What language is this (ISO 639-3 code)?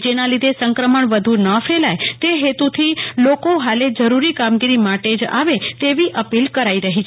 guj